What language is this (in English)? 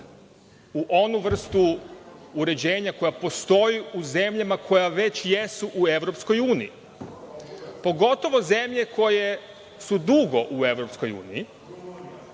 Serbian